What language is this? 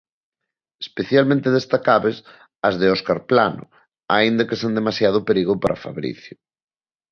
Galician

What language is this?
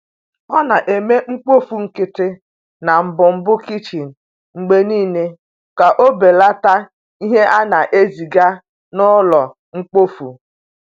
Igbo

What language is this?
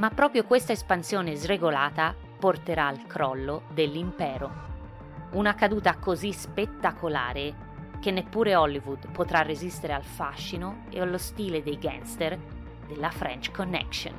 Italian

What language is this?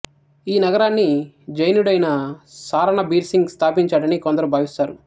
Telugu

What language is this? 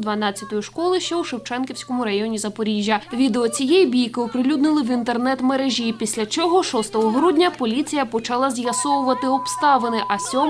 Ukrainian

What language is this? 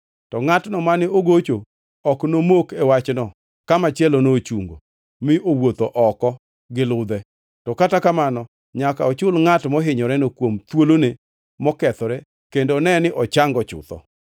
Luo (Kenya and Tanzania)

